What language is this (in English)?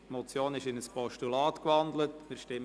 Swiss German